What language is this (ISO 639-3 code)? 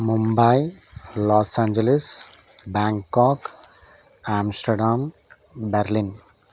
tel